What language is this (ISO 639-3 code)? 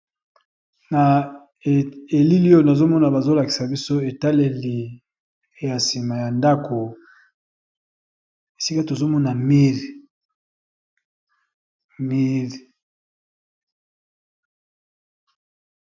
lin